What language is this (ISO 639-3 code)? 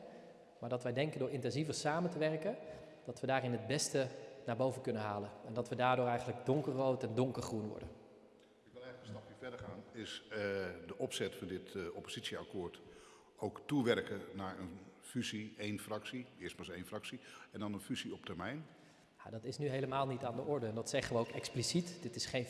nld